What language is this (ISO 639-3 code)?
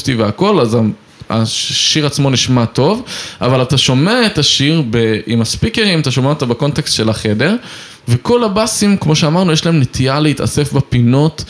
heb